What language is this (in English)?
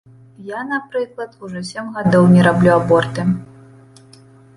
Belarusian